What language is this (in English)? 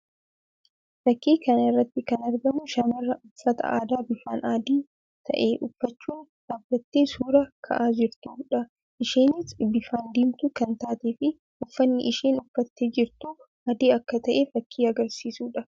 Oromo